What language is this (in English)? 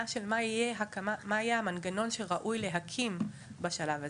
Hebrew